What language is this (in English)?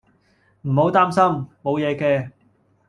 Cantonese